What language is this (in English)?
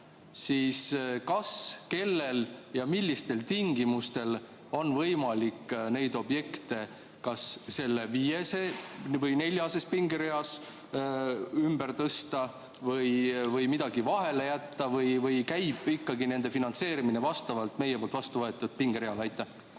Estonian